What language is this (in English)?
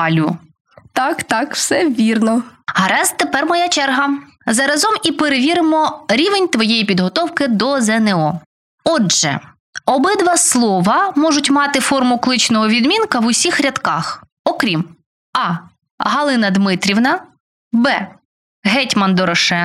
Ukrainian